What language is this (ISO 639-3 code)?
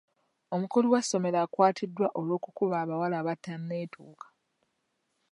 lug